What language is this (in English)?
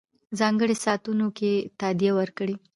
Pashto